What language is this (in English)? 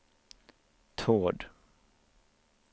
Swedish